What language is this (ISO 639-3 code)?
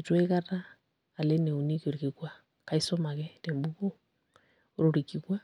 mas